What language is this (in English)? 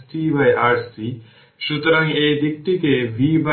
Bangla